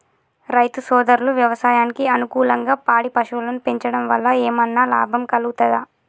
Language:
Telugu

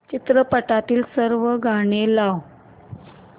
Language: Marathi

